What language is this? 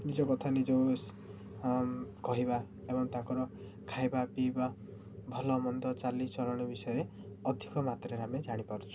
Odia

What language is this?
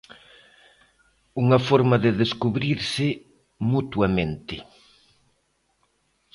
Galician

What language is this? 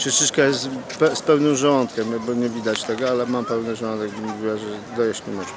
Polish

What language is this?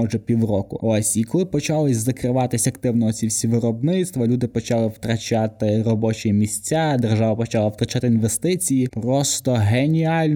Ukrainian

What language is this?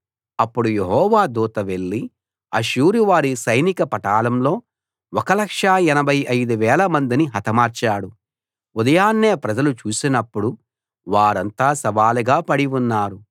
Telugu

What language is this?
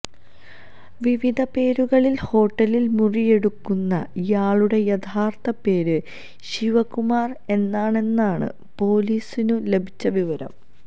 Malayalam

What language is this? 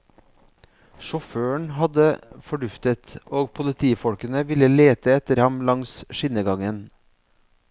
Norwegian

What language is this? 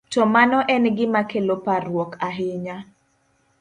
Luo (Kenya and Tanzania)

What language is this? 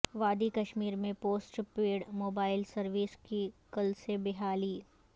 Urdu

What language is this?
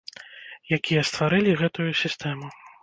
Belarusian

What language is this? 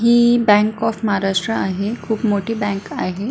Marathi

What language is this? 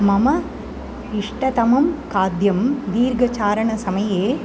Sanskrit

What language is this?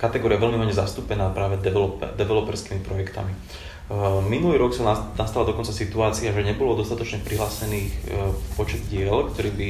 Slovak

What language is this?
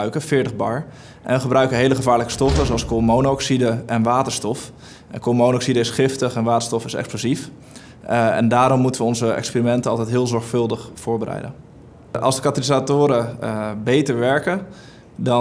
Dutch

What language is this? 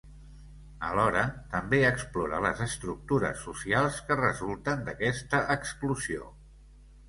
Catalan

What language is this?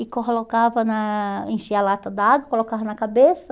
Portuguese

